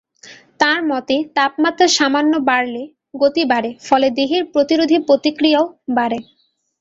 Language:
Bangla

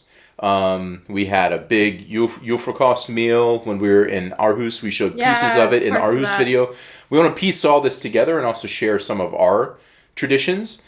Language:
English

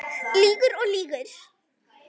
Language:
Icelandic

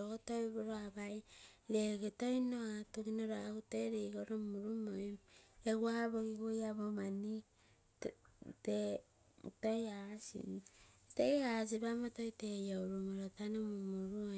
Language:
Terei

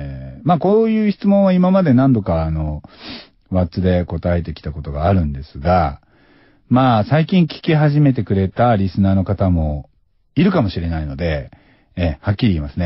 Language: Japanese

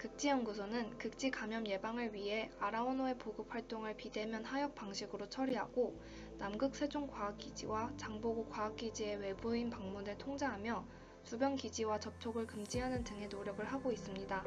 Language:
Korean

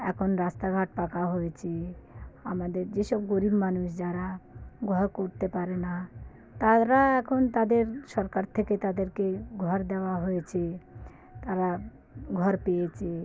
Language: Bangla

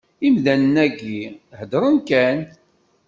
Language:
Kabyle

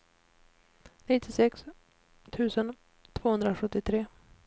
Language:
Swedish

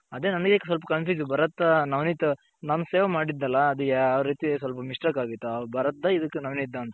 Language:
Kannada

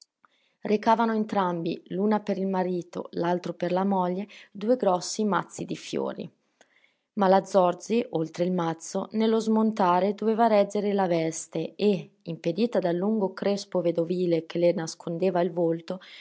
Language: Italian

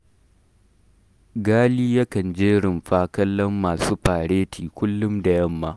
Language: Hausa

